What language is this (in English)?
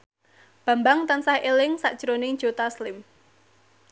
Javanese